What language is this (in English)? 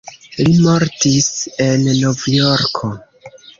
Esperanto